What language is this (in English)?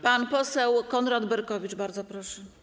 Polish